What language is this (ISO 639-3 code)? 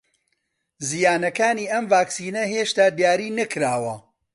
ckb